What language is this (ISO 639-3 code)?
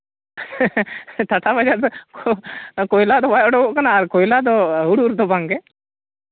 sat